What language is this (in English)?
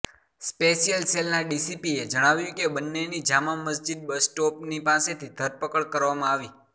Gujarati